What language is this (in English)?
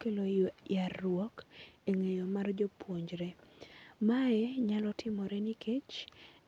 Luo (Kenya and Tanzania)